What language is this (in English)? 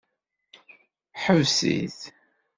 Kabyle